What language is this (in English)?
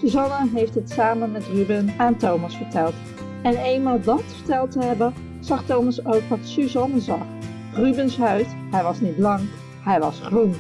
Dutch